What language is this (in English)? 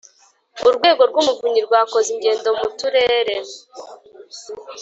Kinyarwanda